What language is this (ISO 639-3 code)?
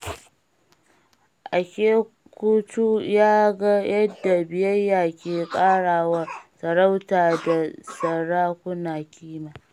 hau